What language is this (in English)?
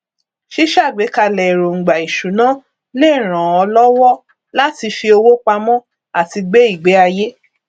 Yoruba